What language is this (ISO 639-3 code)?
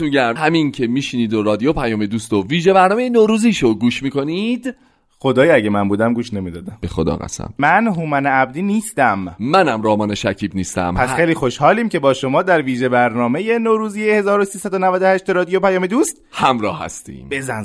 fas